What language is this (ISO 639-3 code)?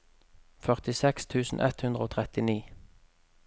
nor